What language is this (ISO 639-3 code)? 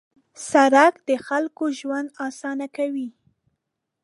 pus